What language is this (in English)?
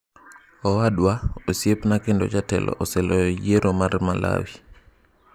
Luo (Kenya and Tanzania)